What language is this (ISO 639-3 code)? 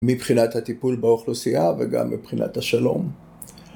heb